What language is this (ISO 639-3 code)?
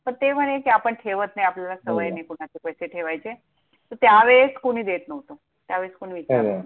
mar